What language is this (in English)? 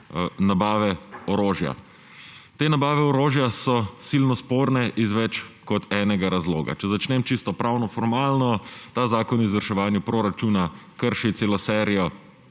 Slovenian